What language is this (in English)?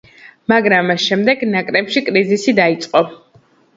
Georgian